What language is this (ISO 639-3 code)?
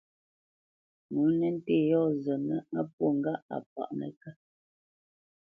bce